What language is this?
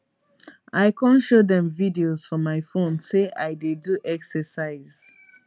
Nigerian Pidgin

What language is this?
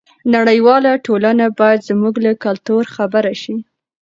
Pashto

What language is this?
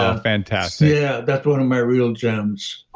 English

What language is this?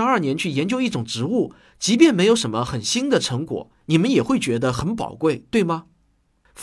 Chinese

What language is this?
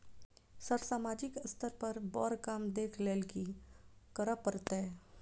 Maithili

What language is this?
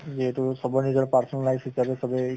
Assamese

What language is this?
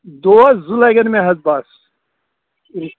Kashmiri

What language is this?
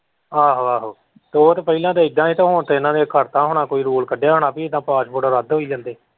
Punjabi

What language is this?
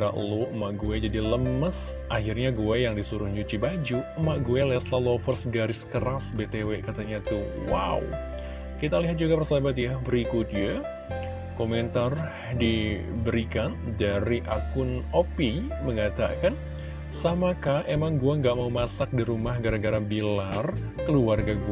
Indonesian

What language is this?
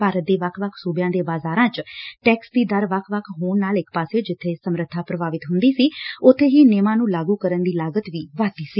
Punjabi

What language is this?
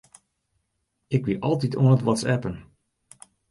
Western Frisian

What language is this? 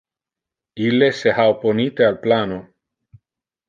Interlingua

